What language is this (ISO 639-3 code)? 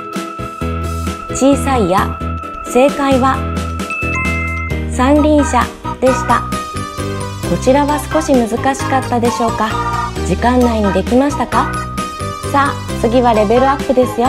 jpn